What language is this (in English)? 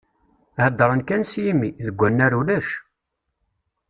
Kabyle